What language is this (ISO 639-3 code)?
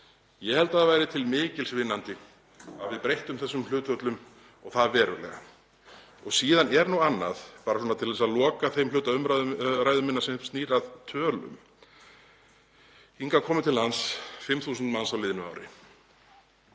isl